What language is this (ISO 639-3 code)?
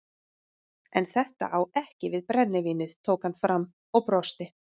isl